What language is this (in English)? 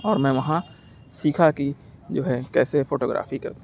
Urdu